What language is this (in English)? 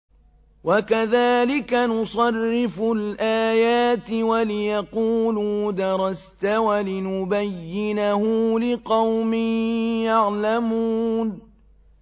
Arabic